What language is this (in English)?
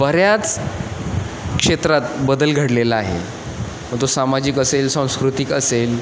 Marathi